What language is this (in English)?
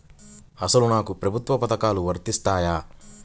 Telugu